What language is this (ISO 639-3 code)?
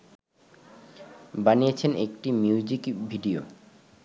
ben